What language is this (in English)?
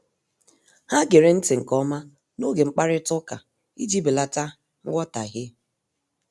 Igbo